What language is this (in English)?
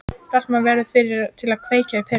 Icelandic